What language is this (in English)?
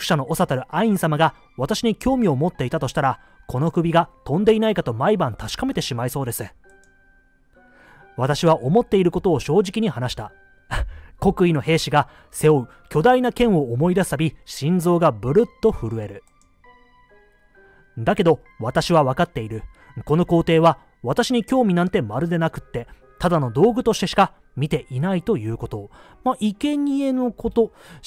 Japanese